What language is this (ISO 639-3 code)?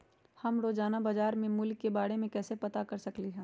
mag